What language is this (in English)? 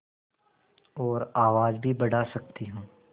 Hindi